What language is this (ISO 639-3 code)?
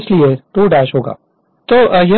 hin